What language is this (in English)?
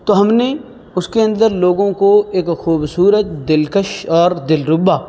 Urdu